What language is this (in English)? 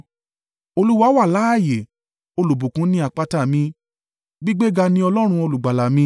Yoruba